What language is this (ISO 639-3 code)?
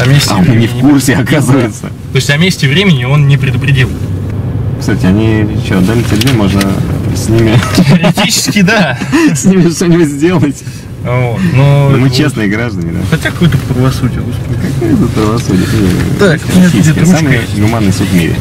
rus